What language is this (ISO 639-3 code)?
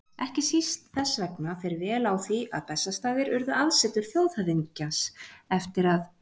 isl